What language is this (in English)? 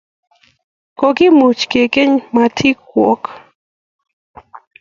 Kalenjin